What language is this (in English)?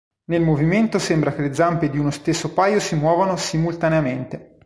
Italian